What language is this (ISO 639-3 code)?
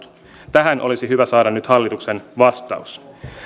fin